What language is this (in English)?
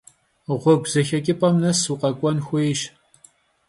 Kabardian